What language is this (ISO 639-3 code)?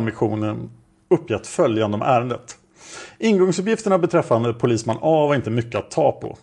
swe